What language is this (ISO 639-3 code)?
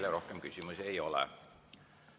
est